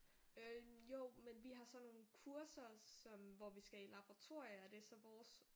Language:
Danish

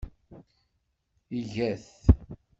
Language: Kabyle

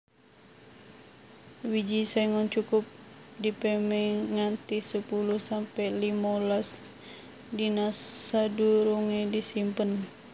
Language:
Javanese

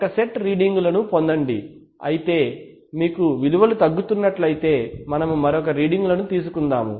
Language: Telugu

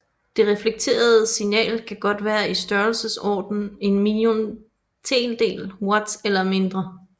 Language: Danish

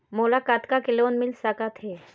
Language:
Chhattisgarhi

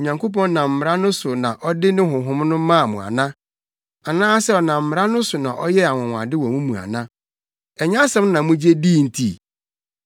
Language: Akan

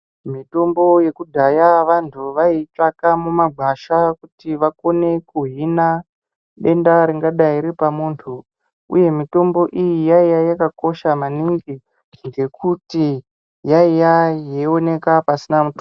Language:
Ndau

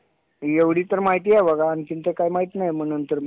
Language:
Marathi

